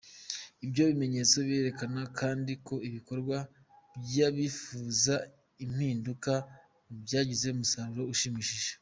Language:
Kinyarwanda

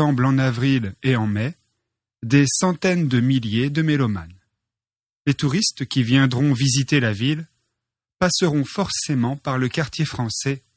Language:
French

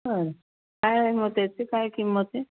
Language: Marathi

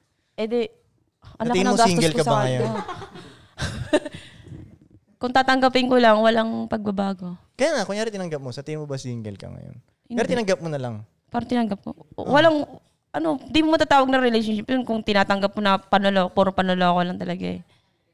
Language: Filipino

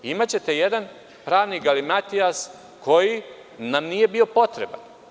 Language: Serbian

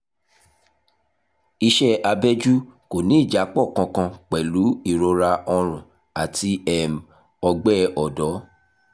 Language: Yoruba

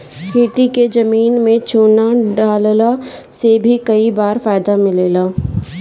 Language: Bhojpuri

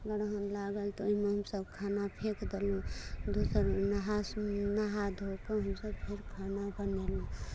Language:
Maithili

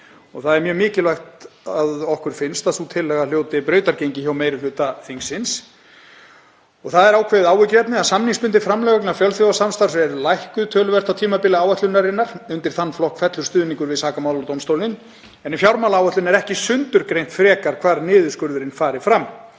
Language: Icelandic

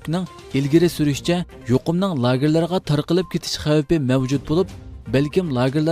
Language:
Turkish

